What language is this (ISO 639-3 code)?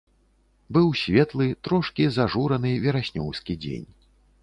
bel